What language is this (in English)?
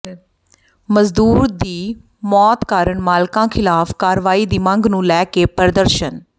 Punjabi